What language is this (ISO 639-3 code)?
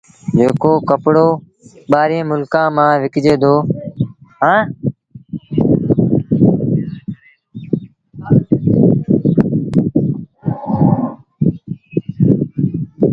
sbn